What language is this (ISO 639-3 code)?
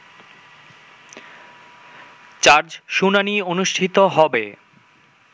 ben